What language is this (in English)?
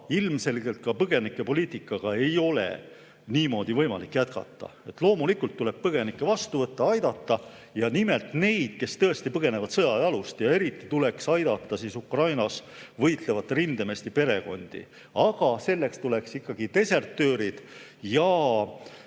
Estonian